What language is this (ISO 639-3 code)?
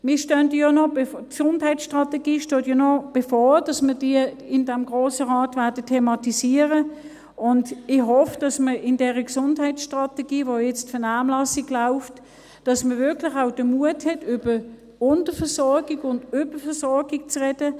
gsw